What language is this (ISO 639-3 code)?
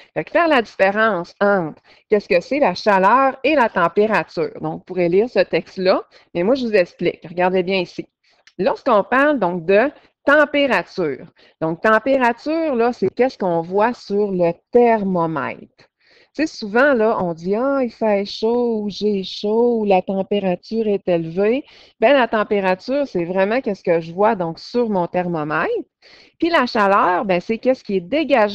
fra